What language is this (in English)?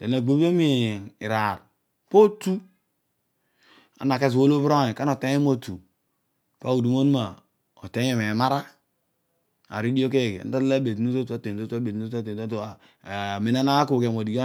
Odual